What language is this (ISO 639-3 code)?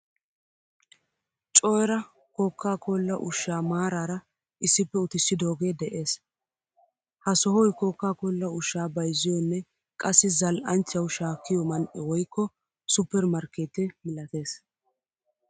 wal